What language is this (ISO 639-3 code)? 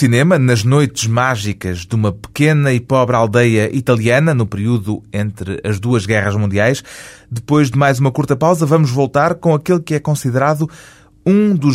por